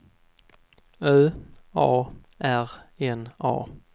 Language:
Swedish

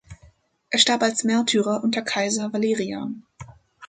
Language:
German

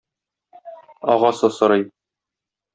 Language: Tatar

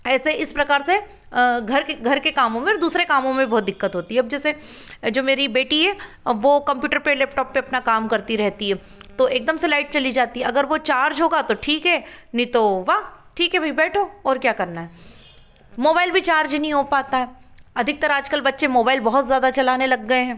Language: Hindi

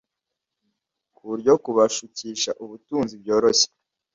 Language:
Kinyarwanda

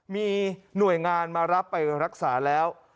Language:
Thai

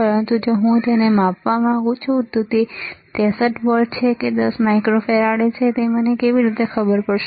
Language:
Gujarati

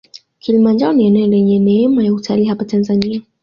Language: Swahili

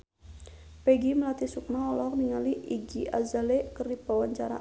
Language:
Sundanese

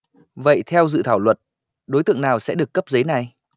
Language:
Vietnamese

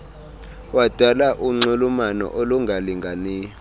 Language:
Xhosa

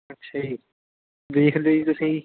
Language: Punjabi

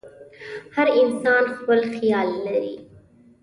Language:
Pashto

